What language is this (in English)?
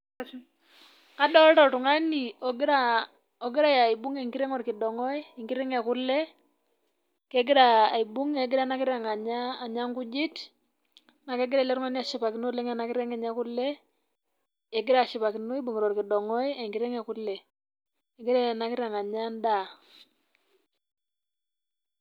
Masai